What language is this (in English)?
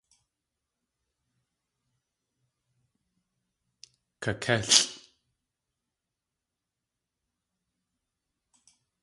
Tlingit